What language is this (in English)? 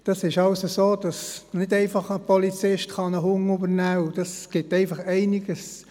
Swiss German